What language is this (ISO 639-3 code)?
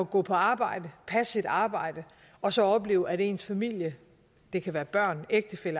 dan